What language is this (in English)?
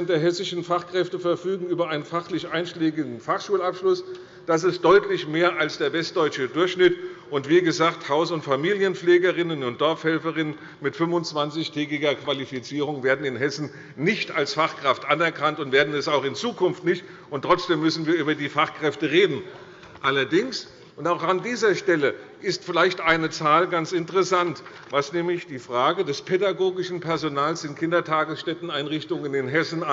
German